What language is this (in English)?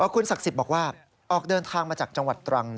Thai